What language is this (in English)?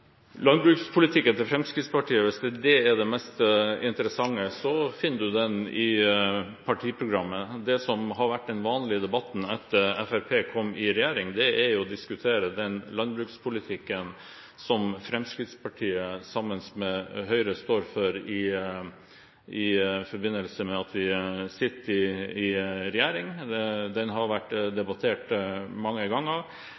Norwegian